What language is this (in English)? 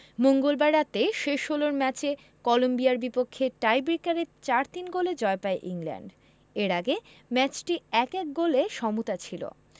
Bangla